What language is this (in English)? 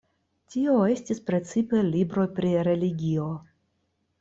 Esperanto